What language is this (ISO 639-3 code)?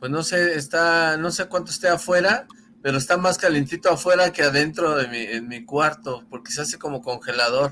spa